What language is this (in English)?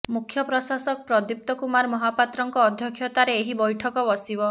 Odia